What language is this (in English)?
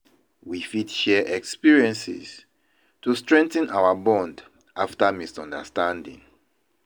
Nigerian Pidgin